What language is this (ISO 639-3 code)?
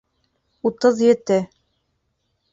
bak